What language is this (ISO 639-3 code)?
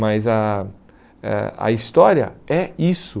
por